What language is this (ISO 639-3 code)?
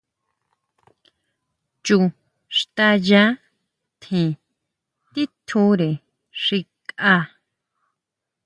mau